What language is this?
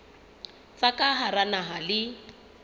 Southern Sotho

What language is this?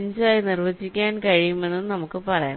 Malayalam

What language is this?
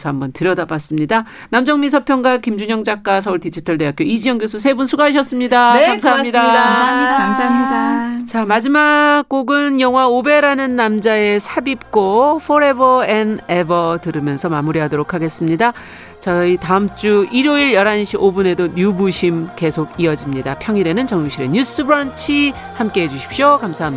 Korean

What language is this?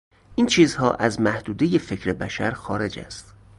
Persian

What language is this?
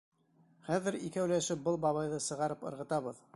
Bashkir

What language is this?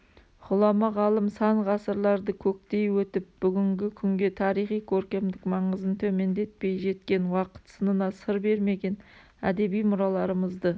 Kazakh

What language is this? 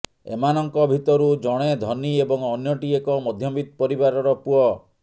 Odia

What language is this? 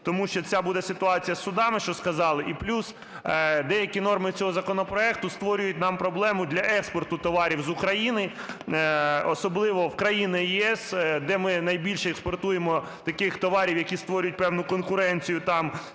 Ukrainian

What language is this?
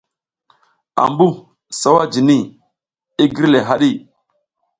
South Giziga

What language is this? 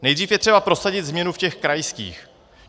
Czech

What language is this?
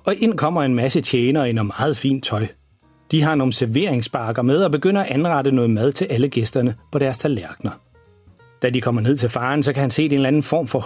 Danish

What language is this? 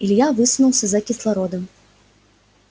Russian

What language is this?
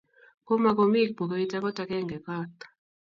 Kalenjin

